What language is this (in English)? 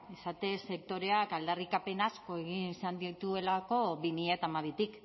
Basque